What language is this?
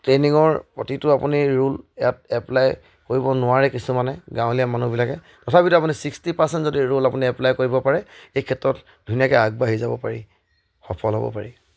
Assamese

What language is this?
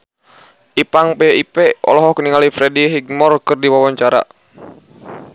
Sundanese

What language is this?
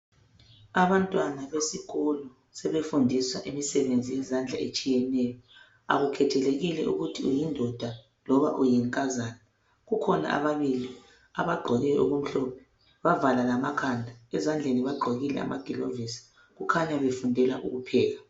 North Ndebele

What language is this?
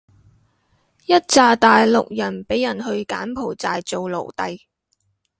Cantonese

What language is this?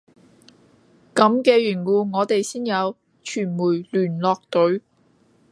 Cantonese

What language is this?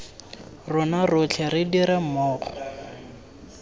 Tswana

